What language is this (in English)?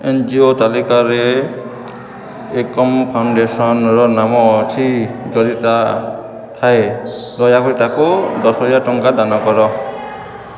Odia